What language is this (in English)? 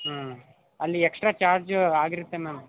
Kannada